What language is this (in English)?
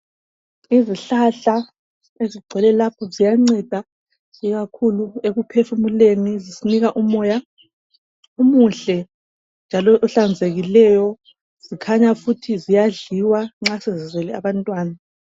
North Ndebele